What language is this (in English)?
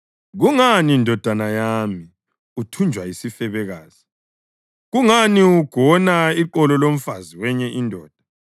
North Ndebele